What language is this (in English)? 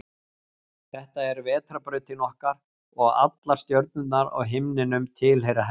Icelandic